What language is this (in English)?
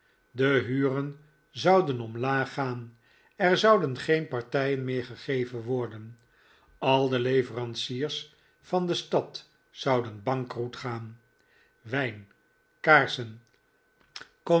Dutch